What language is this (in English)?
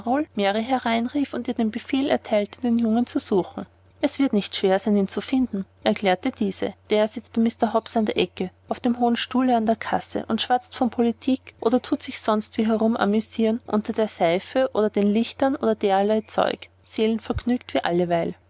German